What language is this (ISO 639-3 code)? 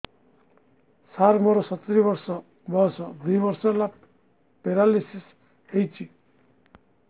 ori